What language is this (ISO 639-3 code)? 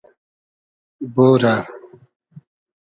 haz